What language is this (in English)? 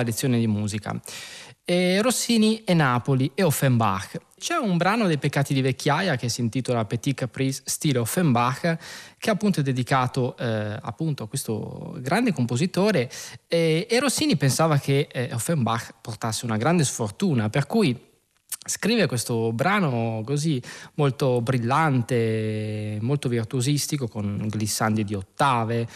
Italian